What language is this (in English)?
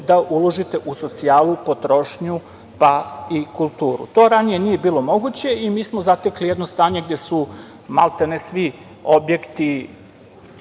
Serbian